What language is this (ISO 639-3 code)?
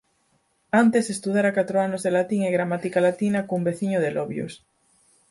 glg